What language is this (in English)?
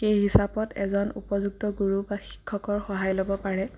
Assamese